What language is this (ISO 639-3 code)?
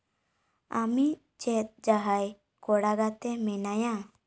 sat